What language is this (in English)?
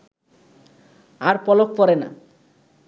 Bangla